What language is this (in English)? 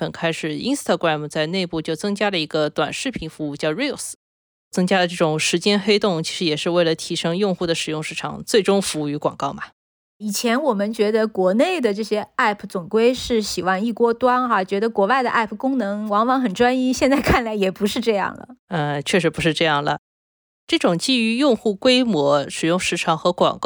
Chinese